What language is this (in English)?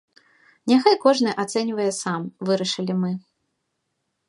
Belarusian